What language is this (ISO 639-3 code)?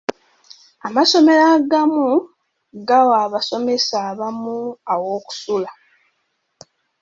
lug